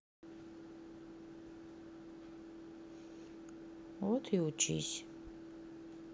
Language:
Russian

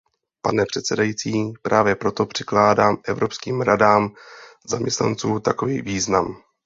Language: Czech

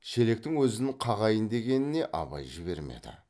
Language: Kazakh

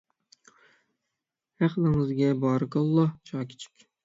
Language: Uyghur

